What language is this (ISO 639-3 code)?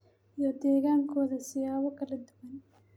som